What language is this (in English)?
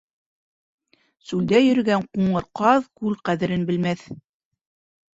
Bashkir